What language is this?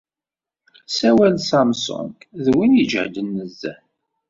Kabyle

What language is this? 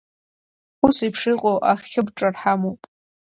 Abkhazian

